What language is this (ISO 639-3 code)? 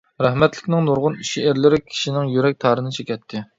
uig